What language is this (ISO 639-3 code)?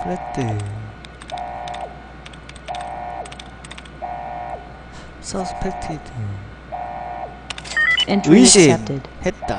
kor